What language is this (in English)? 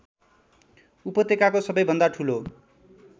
Nepali